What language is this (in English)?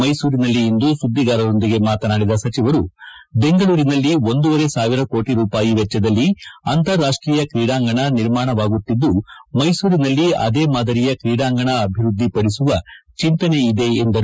Kannada